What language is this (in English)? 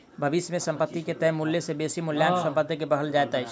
Maithili